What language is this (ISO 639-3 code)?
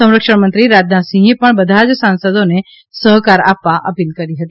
guj